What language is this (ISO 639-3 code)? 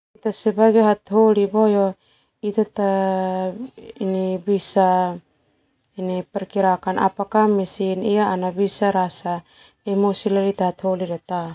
twu